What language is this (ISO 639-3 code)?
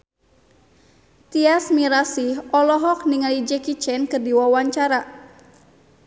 sun